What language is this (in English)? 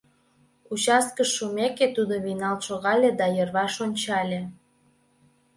Mari